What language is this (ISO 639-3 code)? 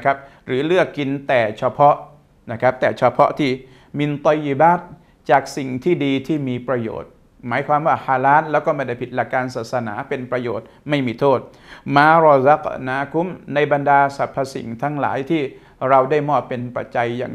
tha